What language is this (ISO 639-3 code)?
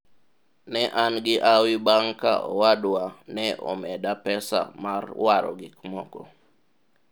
luo